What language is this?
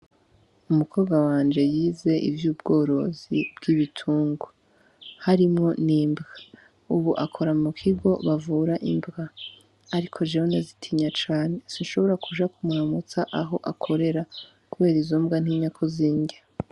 Rundi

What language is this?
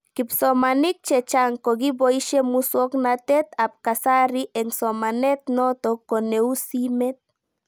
Kalenjin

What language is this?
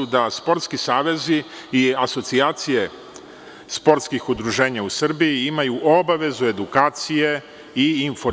Serbian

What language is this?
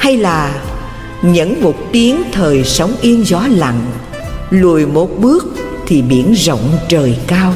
Vietnamese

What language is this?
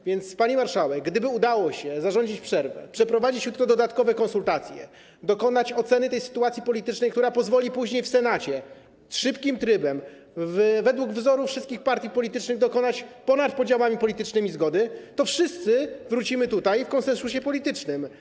Polish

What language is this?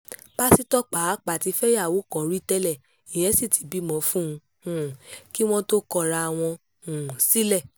Yoruba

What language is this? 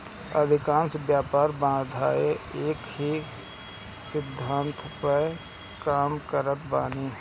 Bhojpuri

